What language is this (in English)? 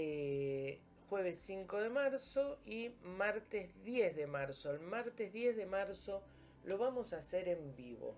Spanish